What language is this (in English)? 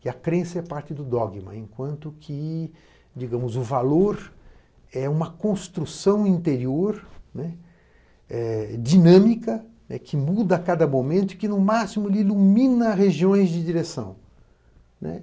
Portuguese